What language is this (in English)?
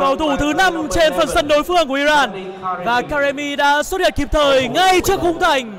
Vietnamese